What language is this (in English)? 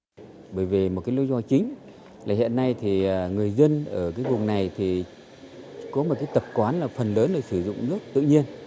Vietnamese